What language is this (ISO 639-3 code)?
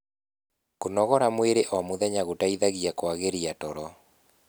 kik